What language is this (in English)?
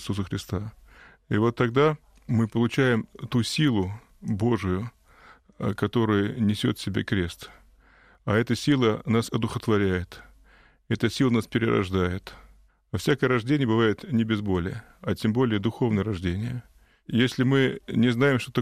Russian